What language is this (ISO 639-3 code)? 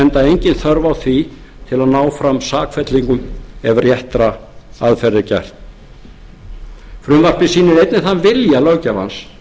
isl